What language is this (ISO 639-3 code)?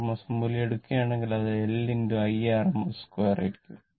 mal